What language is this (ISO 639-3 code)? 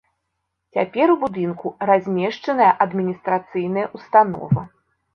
bel